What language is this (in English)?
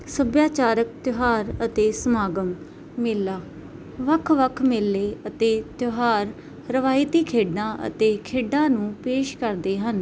Punjabi